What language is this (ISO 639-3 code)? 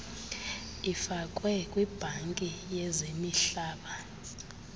xho